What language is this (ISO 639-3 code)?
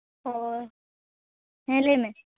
sat